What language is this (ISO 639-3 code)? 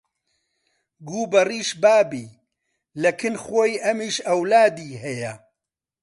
ckb